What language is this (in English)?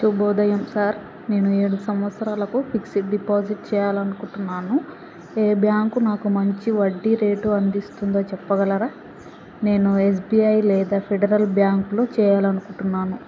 Telugu